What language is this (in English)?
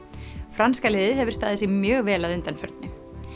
Icelandic